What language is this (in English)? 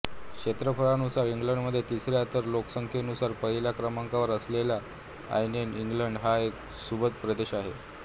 Marathi